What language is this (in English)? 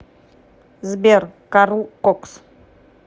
Russian